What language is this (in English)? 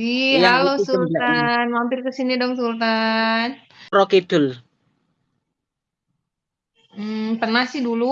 Indonesian